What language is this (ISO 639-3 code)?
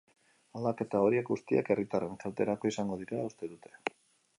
eus